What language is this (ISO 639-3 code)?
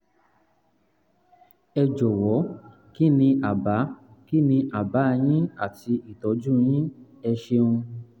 yor